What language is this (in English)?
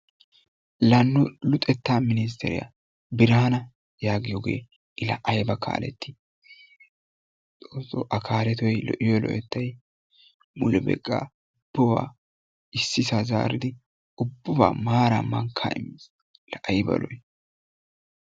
Wolaytta